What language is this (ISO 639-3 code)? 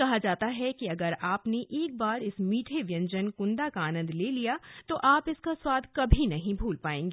hin